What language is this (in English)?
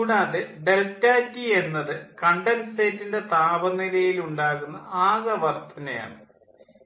Malayalam